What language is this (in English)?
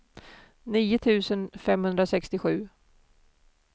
Swedish